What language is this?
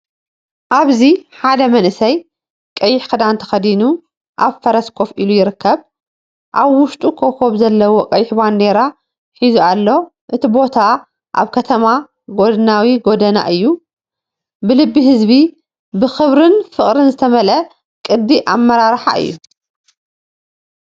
Tigrinya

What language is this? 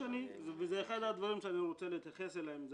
Hebrew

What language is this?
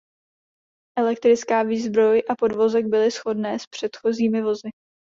Czech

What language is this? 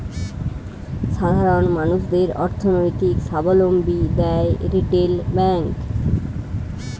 Bangla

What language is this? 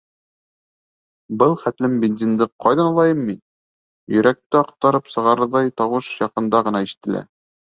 Bashkir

